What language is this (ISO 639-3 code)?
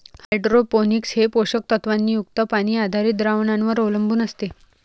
mar